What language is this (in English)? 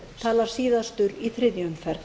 Icelandic